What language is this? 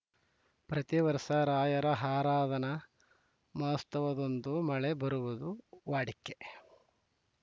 Kannada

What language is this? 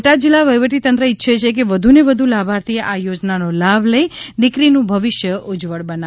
Gujarati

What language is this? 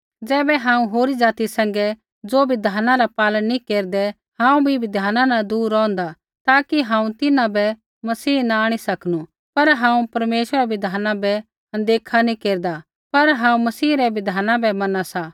Kullu Pahari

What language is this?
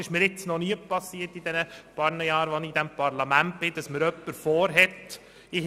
Swiss German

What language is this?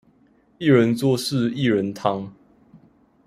Chinese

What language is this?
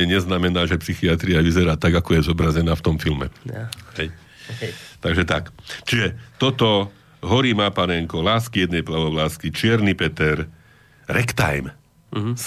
Slovak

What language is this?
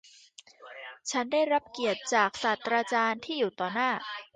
Thai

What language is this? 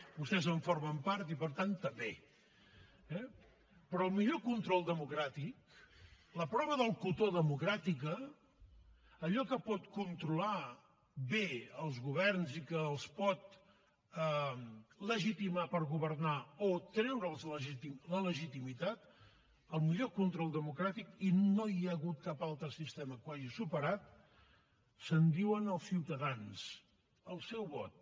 Catalan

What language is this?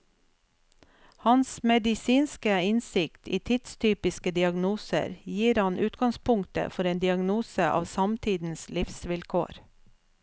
Norwegian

